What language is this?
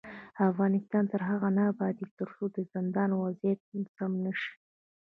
Pashto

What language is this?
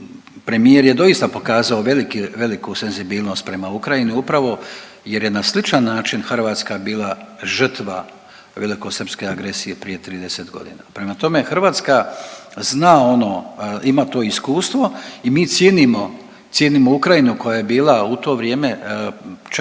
Croatian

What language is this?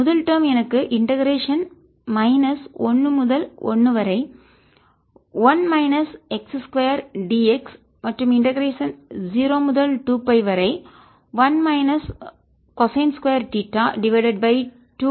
Tamil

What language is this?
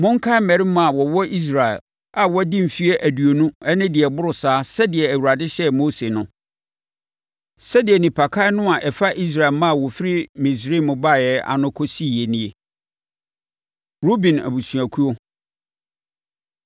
Akan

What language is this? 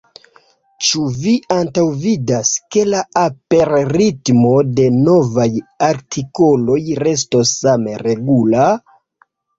Esperanto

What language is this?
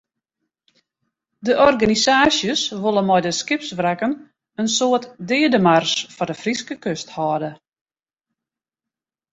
Western Frisian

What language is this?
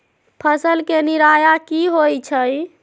Magahi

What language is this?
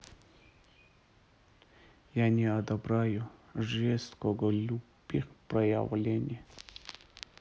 Russian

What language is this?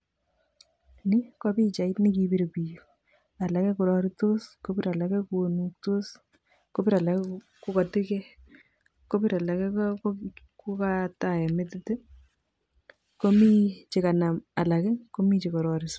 Kalenjin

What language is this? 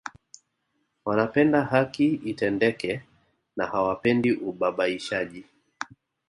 Swahili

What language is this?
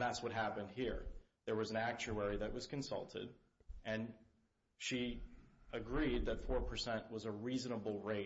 English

